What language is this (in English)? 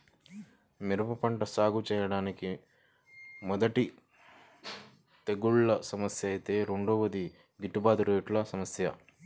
Telugu